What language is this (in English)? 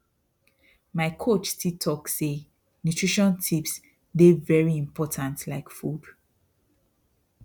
Nigerian Pidgin